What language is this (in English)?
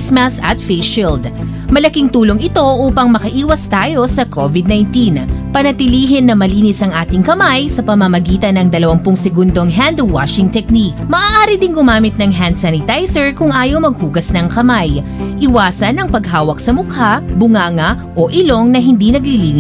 Filipino